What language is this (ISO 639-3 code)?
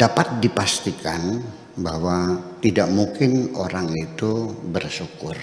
ind